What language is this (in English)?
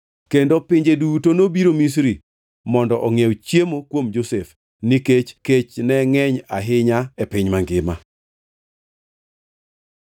Luo (Kenya and Tanzania)